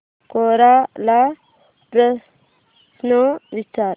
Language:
Marathi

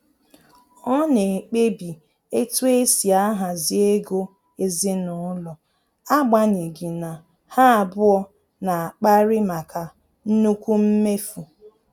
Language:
Igbo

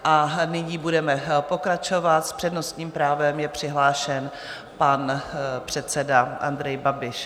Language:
Czech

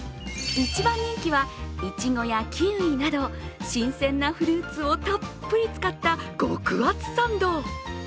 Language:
Japanese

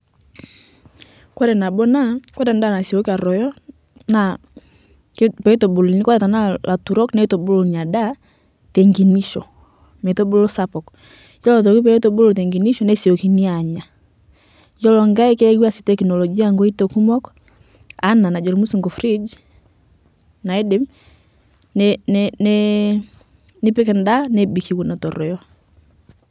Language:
Masai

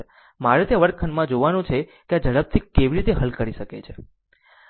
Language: Gujarati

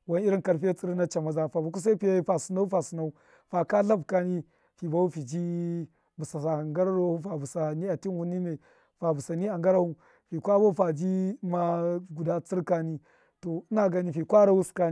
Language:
Miya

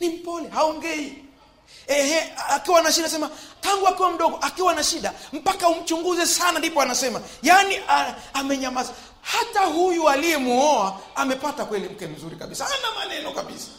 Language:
Swahili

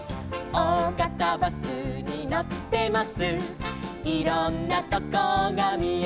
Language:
Japanese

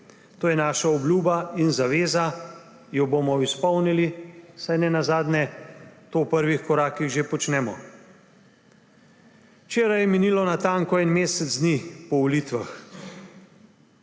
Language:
Slovenian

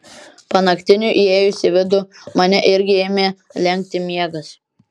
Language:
Lithuanian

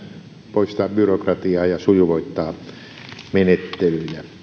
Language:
Finnish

